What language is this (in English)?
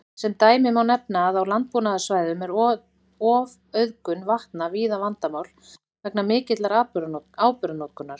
Icelandic